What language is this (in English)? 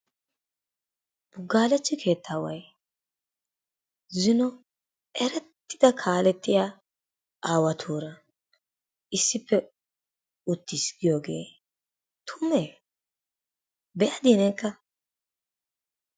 Wolaytta